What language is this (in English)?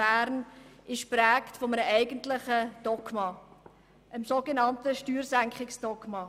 Swiss German